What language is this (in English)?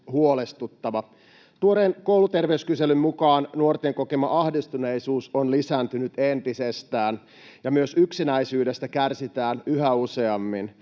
Finnish